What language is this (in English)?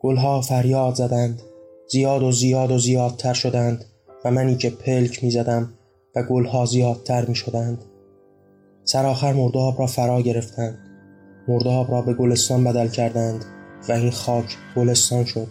Persian